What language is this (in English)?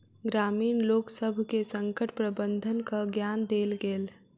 Maithili